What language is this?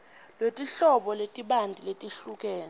Swati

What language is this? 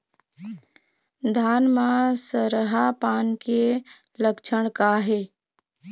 Chhattisgarhi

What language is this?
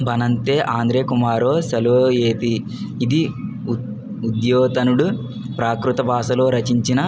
Telugu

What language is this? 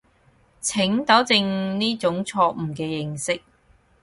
Cantonese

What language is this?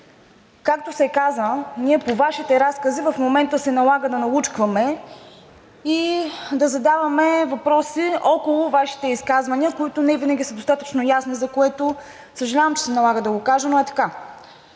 Bulgarian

